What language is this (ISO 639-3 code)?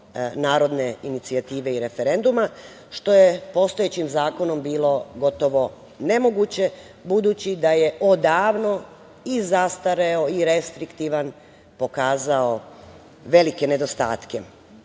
srp